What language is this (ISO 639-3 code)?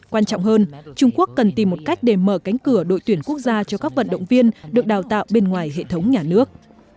vie